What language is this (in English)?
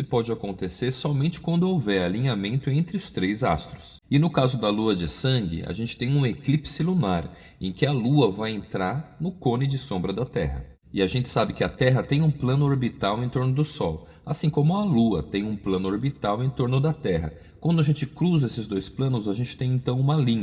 Portuguese